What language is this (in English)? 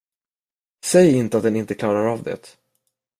Swedish